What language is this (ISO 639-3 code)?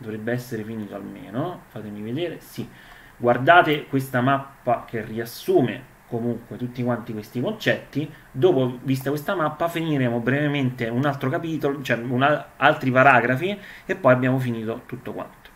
ita